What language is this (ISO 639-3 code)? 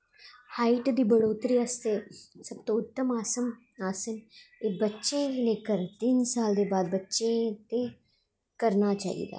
doi